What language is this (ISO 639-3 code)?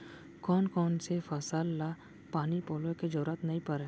hne